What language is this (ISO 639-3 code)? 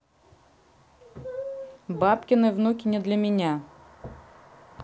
rus